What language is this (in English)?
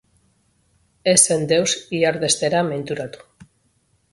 Basque